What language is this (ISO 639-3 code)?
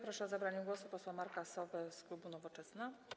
pol